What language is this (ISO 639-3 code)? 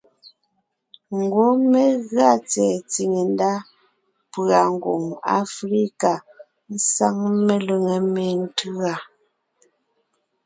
nnh